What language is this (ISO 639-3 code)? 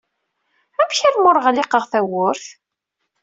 kab